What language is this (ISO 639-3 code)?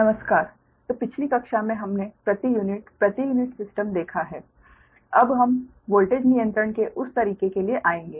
hin